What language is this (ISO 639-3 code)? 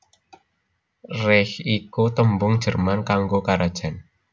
jav